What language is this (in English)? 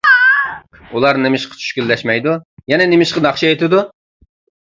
Uyghur